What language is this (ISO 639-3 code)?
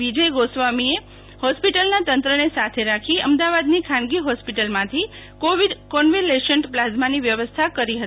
guj